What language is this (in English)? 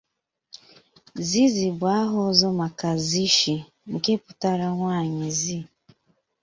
Igbo